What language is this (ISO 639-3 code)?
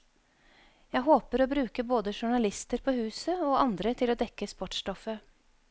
nor